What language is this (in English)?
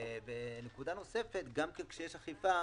Hebrew